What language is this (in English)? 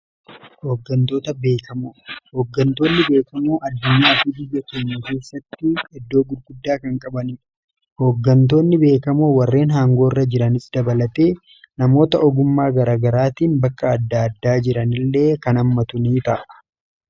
Oromo